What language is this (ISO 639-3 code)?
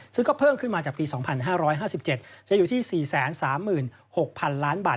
tha